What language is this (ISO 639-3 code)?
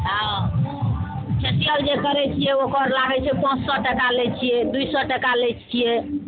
mai